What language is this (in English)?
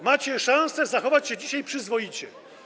Polish